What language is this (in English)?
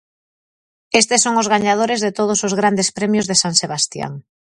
Galician